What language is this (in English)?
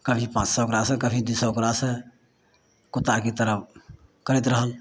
Maithili